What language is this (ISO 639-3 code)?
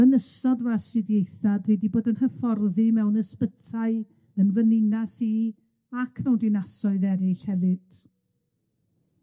cym